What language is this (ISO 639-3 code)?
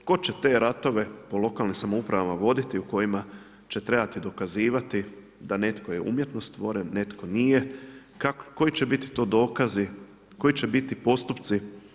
hrv